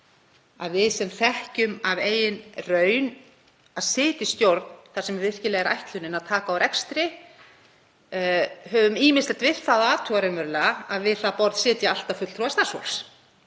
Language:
Icelandic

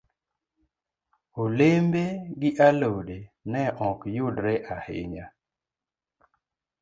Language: Luo (Kenya and Tanzania)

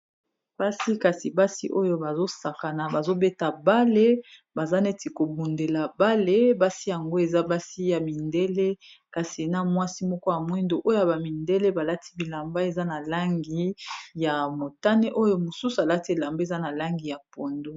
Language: Lingala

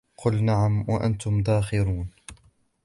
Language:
Arabic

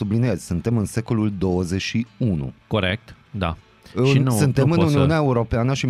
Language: Romanian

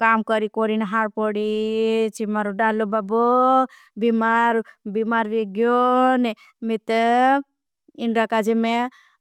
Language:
Bhili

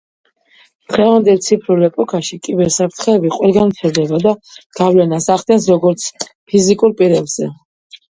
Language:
Georgian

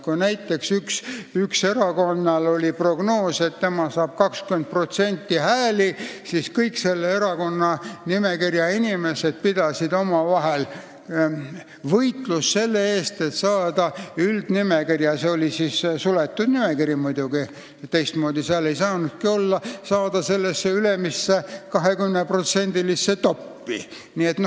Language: Estonian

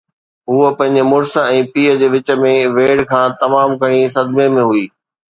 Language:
Sindhi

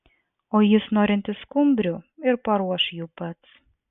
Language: Lithuanian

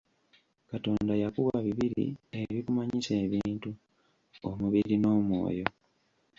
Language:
Ganda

